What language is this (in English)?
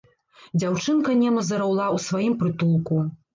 Belarusian